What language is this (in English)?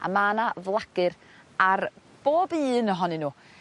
Welsh